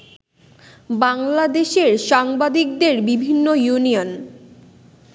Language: Bangla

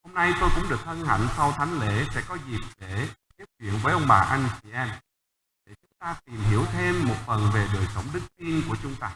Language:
Vietnamese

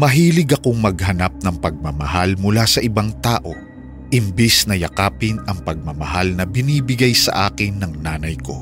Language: Filipino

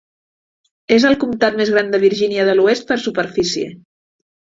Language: Catalan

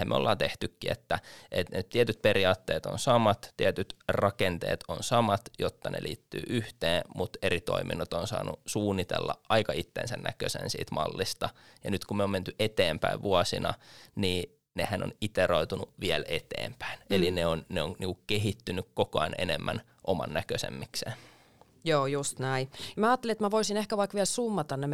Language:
Finnish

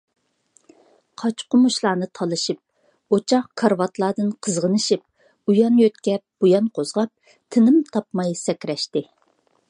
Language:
Uyghur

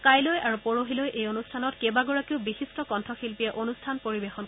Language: Assamese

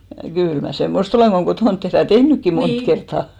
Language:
Finnish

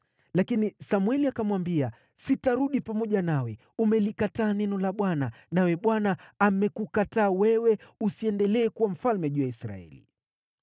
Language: Swahili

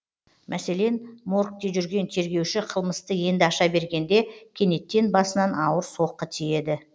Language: Kazakh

